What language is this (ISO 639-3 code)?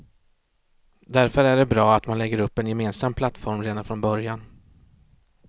swe